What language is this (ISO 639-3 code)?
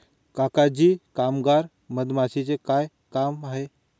mar